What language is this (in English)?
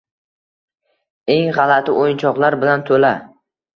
Uzbek